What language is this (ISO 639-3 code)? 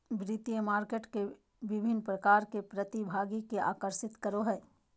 mag